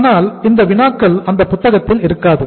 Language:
Tamil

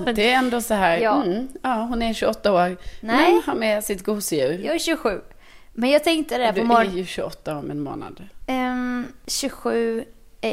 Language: Swedish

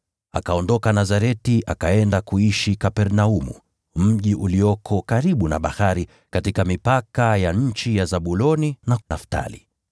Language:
Swahili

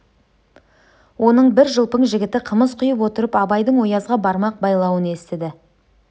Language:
Kazakh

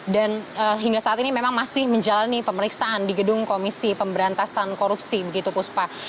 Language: Indonesian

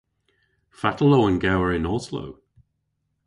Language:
Cornish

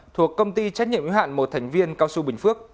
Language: Vietnamese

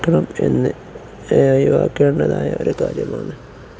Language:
Malayalam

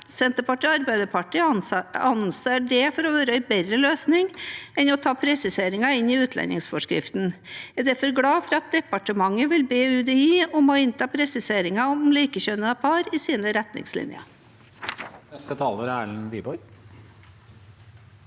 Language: Norwegian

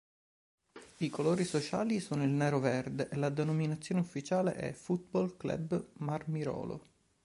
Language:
Italian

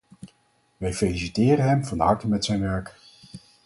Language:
Dutch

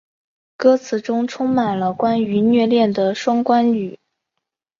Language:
Chinese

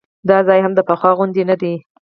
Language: Pashto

